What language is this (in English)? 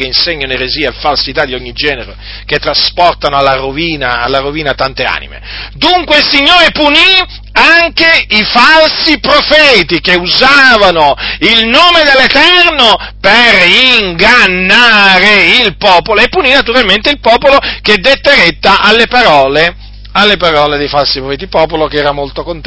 Italian